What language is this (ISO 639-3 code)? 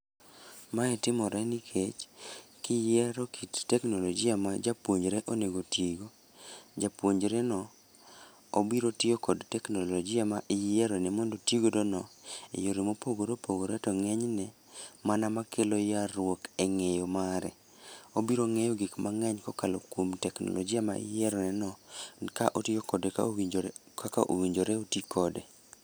luo